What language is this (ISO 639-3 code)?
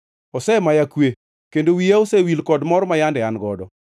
luo